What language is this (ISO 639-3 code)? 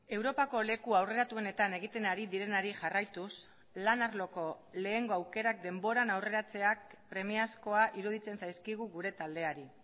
eus